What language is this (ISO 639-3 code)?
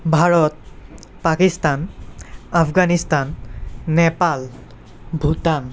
asm